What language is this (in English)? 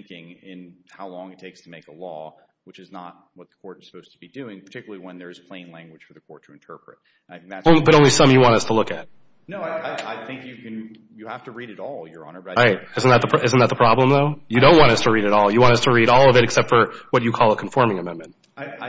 English